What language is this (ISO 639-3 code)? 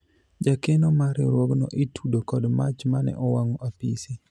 luo